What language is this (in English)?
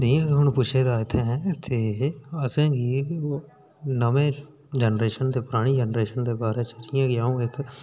Dogri